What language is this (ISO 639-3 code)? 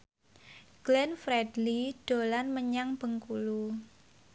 jav